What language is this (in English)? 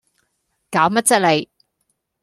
Cantonese